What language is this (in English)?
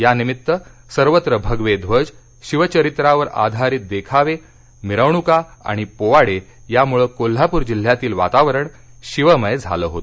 Marathi